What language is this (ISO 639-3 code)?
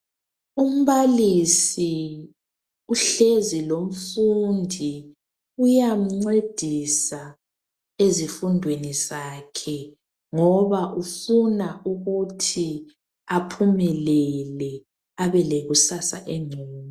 nde